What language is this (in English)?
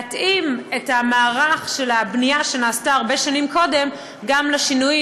Hebrew